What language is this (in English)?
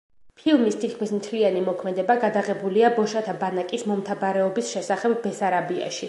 Georgian